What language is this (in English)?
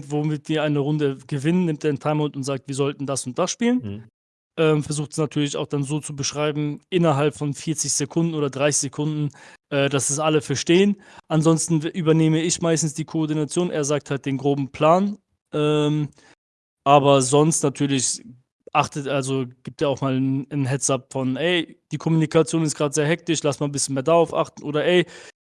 German